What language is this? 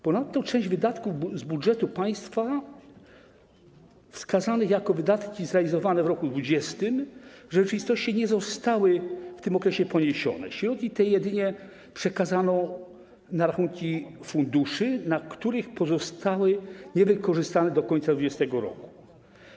Polish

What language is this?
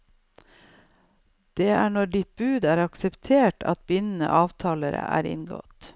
Norwegian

